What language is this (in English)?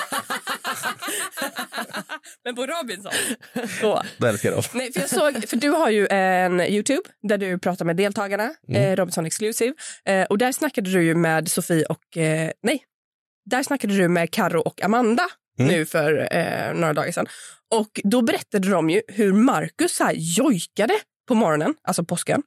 Swedish